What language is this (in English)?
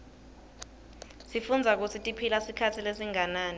Swati